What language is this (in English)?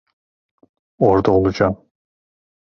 Turkish